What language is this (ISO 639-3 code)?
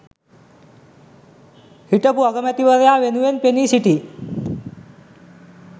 sin